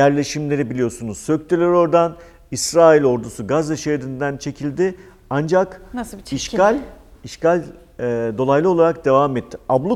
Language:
Turkish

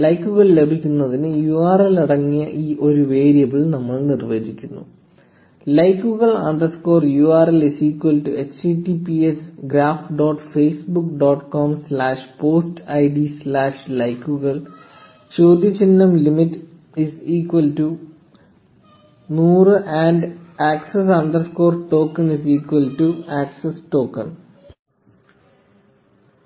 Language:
Malayalam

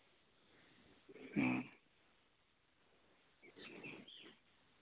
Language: Santali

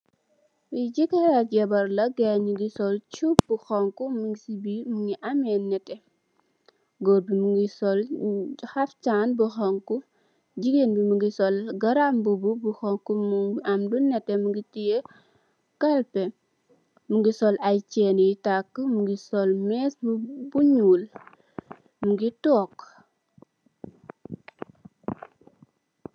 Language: Wolof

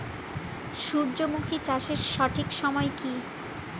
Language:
Bangla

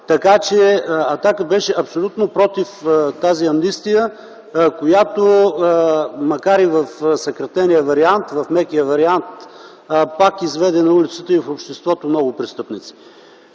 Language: Bulgarian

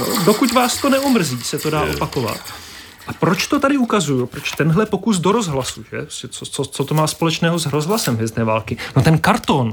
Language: Czech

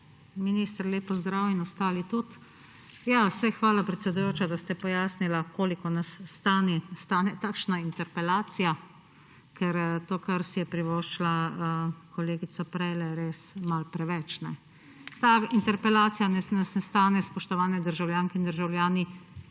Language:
Slovenian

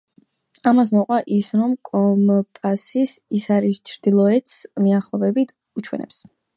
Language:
Georgian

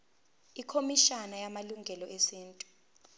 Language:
Zulu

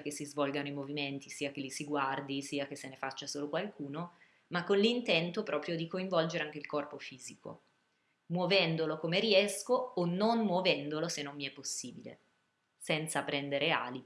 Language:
Italian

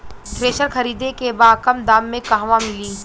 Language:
Bhojpuri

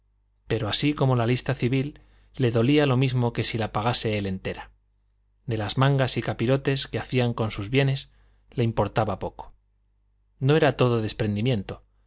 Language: Spanish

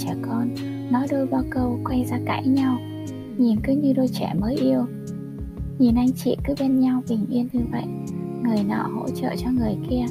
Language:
Vietnamese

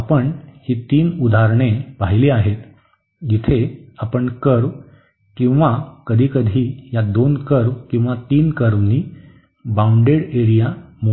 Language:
Marathi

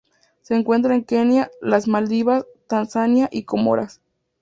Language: Spanish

